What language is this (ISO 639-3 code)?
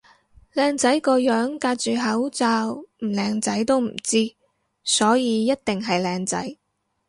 yue